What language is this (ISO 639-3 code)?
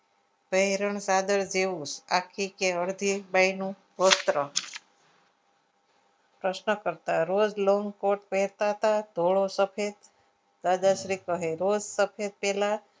guj